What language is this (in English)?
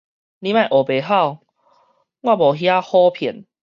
Min Nan Chinese